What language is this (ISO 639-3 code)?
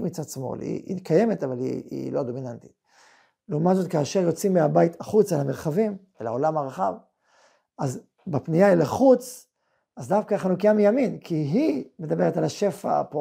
heb